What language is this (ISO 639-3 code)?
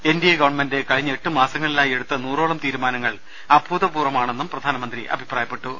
mal